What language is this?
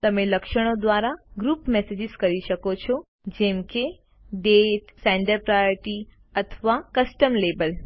Gujarati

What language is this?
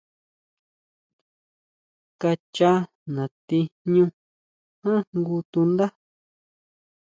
Huautla Mazatec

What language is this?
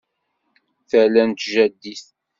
Kabyle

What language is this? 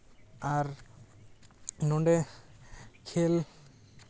Santali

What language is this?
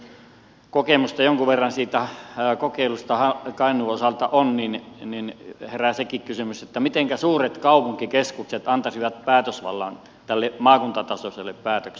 Finnish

